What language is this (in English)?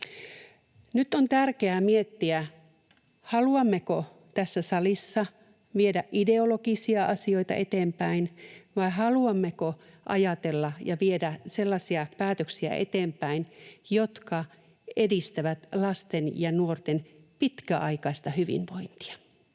Finnish